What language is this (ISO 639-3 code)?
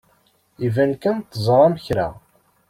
kab